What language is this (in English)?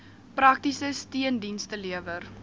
Afrikaans